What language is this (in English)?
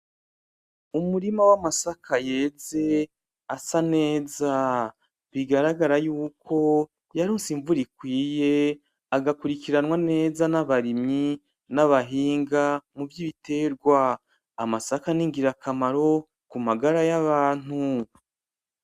Rundi